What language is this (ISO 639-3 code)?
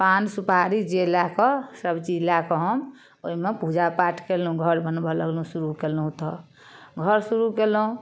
mai